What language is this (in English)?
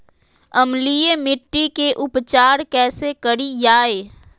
Magahi